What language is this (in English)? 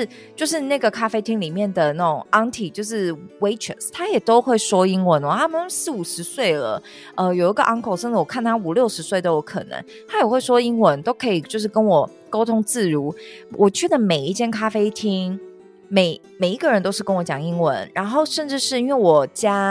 Chinese